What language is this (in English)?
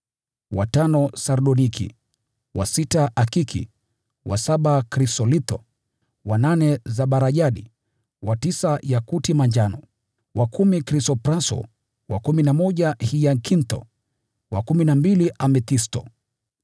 Swahili